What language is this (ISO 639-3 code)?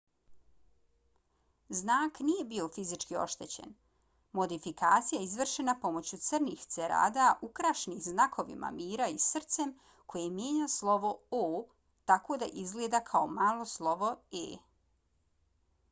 bos